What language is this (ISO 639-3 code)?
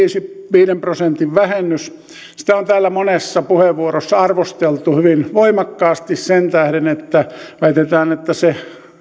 fin